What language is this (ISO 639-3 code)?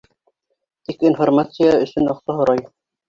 bak